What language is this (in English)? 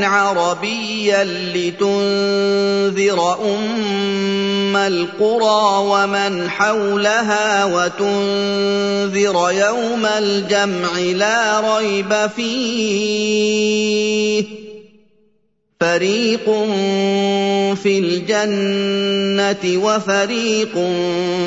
Arabic